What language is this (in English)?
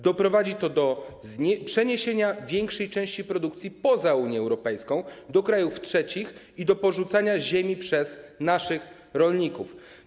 Polish